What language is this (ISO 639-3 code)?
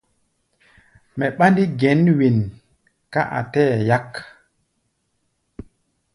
gba